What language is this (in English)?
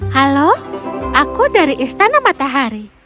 Indonesian